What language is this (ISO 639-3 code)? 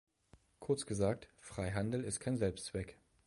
deu